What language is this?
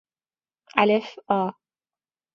Persian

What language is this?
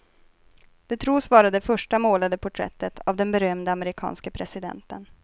Swedish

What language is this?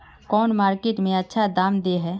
Magahi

